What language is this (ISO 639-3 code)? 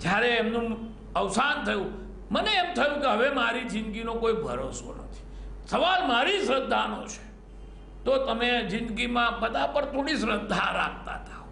hin